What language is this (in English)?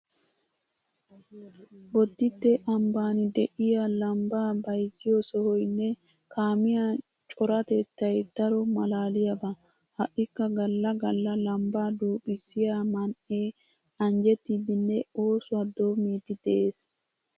Wolaytta